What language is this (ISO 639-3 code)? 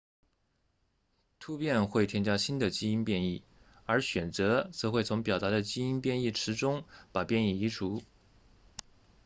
zho